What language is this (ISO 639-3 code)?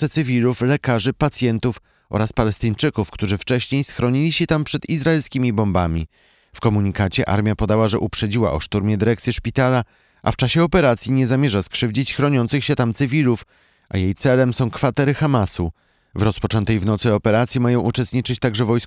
pol